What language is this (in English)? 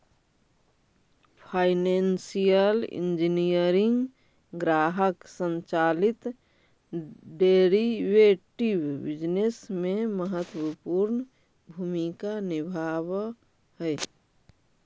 Magahi